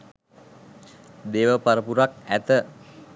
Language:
Sinhala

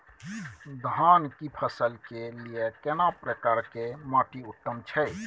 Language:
Maithili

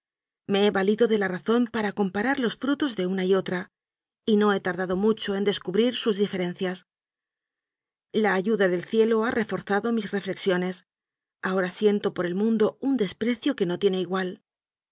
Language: Spanish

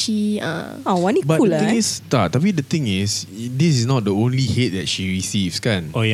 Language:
Malay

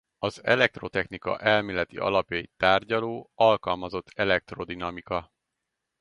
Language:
Hungarian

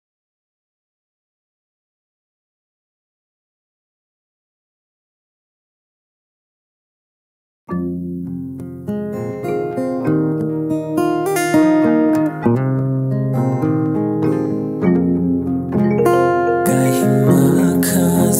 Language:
Romanian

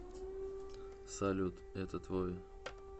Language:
Russian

